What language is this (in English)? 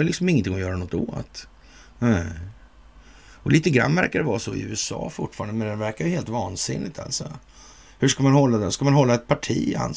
Swedish